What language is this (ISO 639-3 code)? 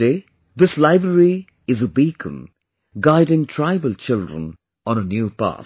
eng